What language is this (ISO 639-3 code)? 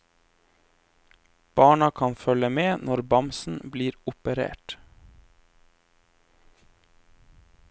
nor